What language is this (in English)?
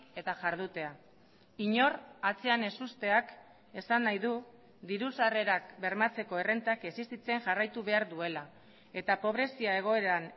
Basque